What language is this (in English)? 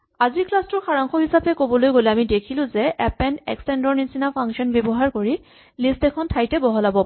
Assamese